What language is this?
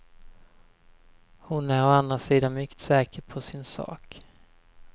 Swedish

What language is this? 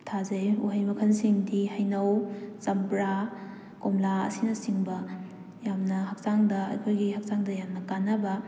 Manipuri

